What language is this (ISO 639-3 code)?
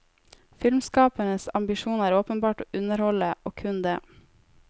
nor